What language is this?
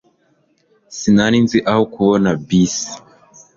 Kinyarwanda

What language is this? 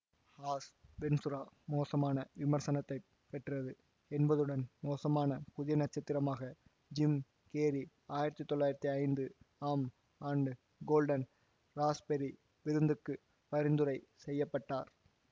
Tamil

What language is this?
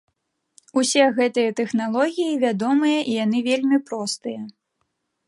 Belarusian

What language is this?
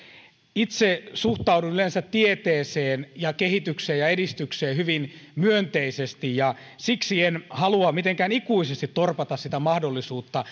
Finnish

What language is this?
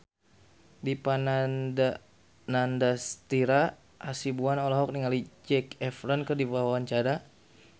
Sundanese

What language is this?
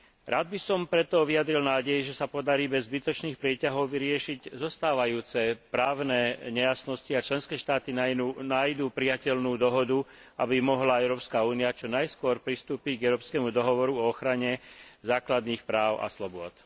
Slovak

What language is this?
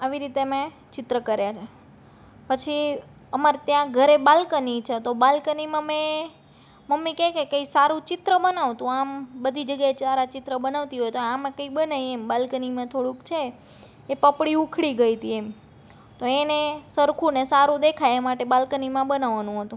Gujarati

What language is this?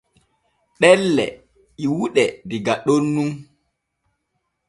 Borgu Fulfulde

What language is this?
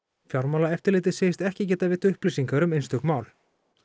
Icelandic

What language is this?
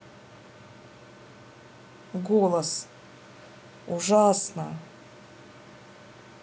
Russian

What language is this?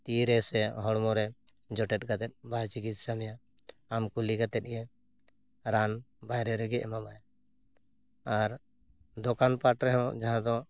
Santali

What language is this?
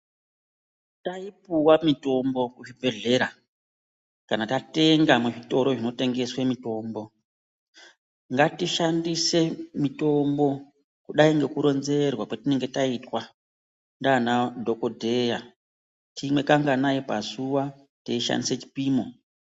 Ndau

